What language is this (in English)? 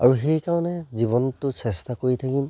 Assamese